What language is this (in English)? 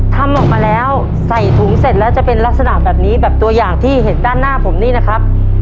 Thai